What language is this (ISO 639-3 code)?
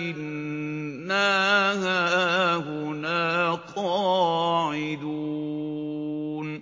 ara